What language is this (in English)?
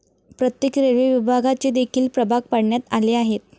Marathi